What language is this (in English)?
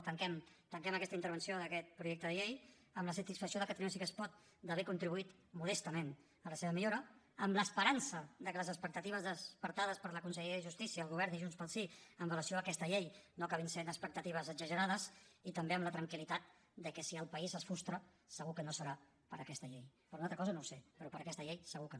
Catalan